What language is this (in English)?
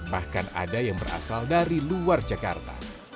Indonesian